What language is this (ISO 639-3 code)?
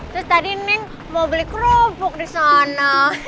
ind